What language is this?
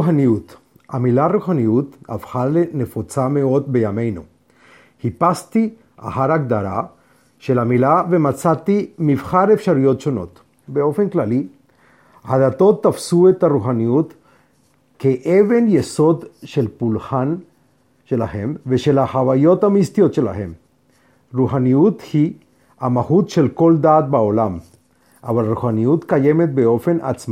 Hebrew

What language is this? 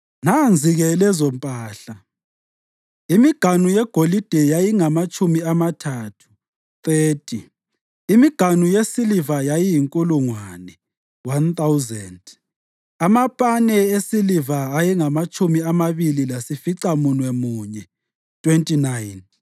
North Ndebele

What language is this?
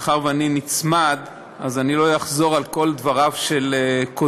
Hebrew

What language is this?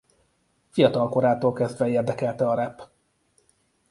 Hungarian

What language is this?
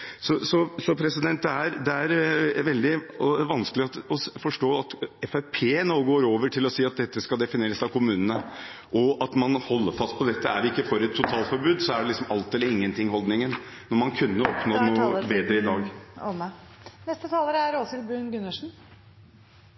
Norwegian Bokmål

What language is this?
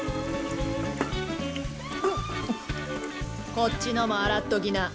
Japanese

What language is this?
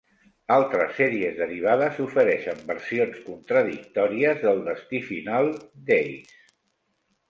Catalan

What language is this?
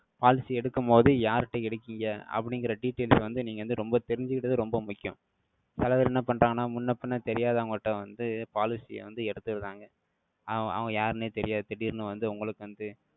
Tamil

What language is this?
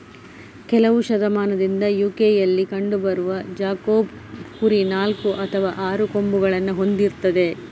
Kannada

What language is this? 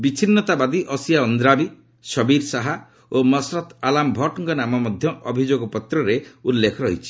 Odia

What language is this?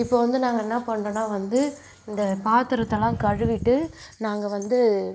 Tamil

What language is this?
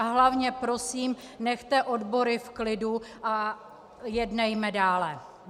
Czech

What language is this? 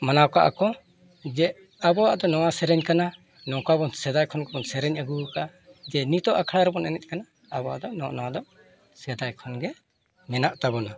Santali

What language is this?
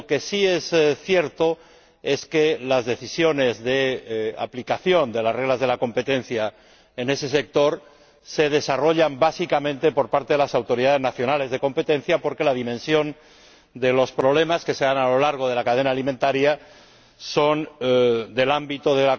Spanish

